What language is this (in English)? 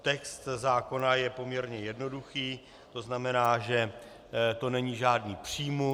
Czech